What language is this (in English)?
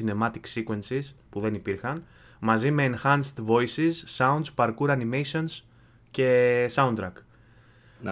Greek